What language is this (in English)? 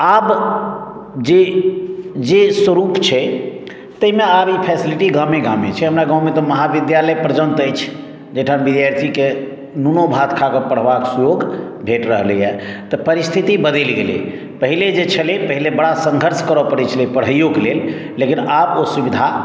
Maithili